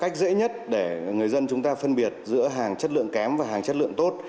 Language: Vietnamese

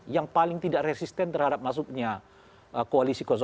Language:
Indonesian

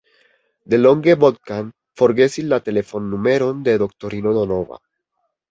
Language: Esperanto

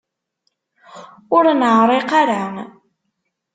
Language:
Kabyle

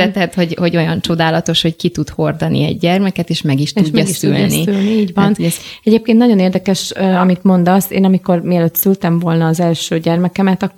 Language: Hungarian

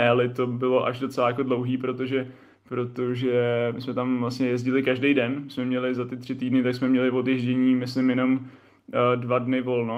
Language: Czech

